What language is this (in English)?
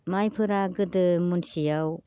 Bodo